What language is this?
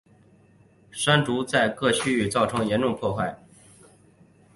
Chinese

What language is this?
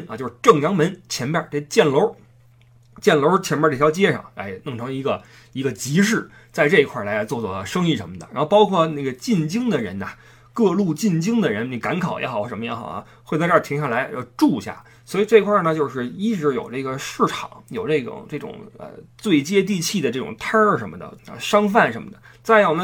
Chinese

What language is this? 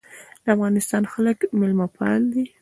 Pashto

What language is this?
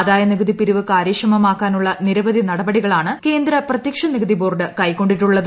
Malayalam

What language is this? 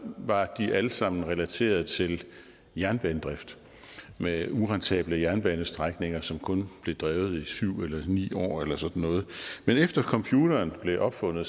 Danish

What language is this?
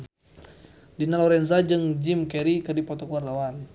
Sundanese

